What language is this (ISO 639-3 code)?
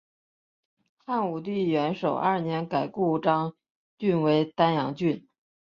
zho